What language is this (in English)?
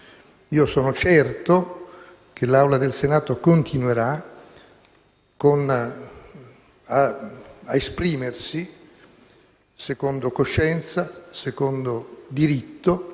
Italian